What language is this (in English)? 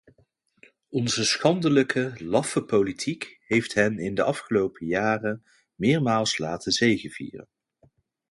Dutch